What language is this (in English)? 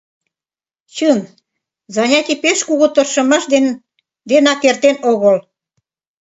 Mari